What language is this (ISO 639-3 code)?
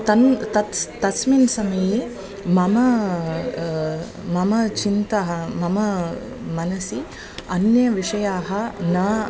san